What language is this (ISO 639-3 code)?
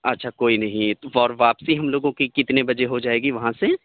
urd